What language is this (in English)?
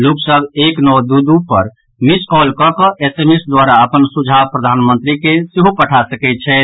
Maithili